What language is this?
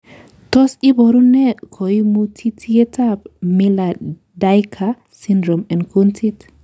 Kalenjin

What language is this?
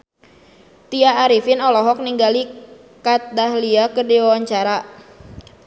Sundanese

